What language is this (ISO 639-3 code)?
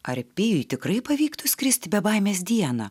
lit